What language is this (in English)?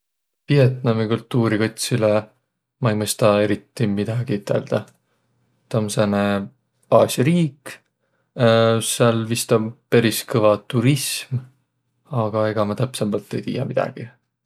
Võro